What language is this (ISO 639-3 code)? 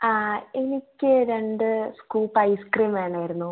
mal